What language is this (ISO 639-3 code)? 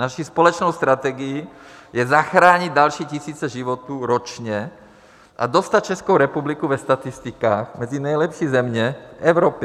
ces